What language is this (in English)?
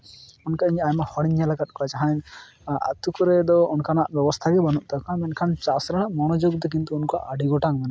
Santali